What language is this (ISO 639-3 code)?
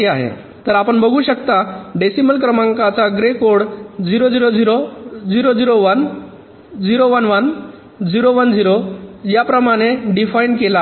mar